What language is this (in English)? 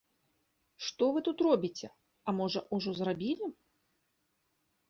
Belarusian